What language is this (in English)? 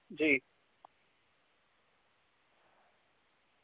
Dogri